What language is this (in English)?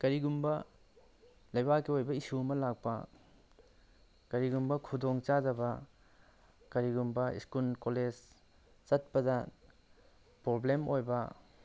Manipuri